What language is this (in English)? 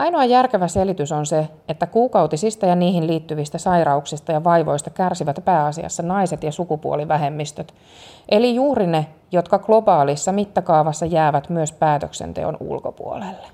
Finnish